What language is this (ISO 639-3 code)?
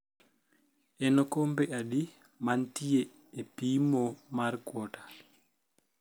luo